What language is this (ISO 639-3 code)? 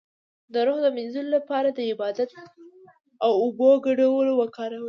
pus